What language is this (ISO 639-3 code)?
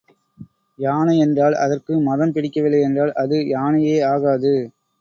tam